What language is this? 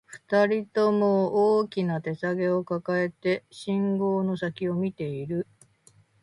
Japanese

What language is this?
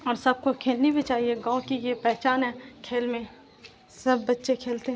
Urdu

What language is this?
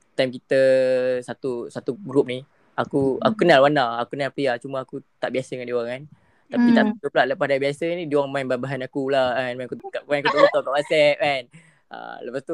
Malay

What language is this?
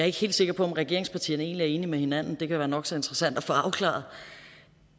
Danish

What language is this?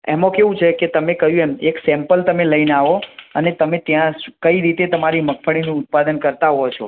Gujarati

